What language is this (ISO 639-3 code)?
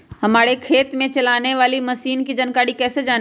mag